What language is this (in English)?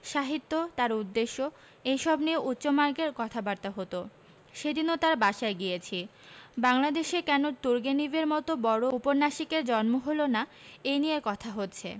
Bangla